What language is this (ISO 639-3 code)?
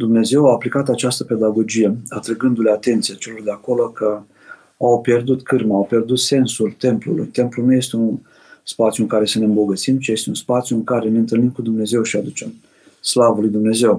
ron